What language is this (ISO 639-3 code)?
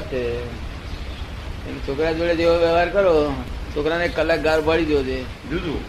guj